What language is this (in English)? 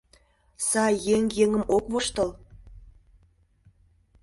Mari